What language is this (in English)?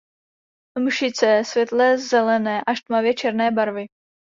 Czech